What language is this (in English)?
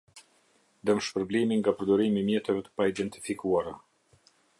Albanian